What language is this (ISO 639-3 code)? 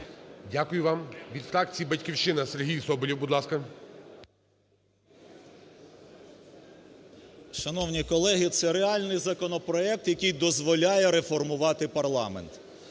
ukr